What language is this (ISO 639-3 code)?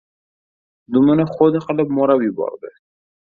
uzb